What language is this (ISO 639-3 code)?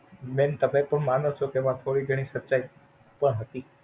guj